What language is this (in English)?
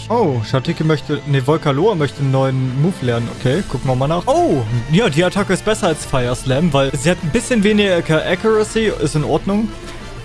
German